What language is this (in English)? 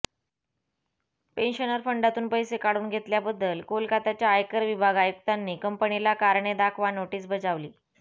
Marathi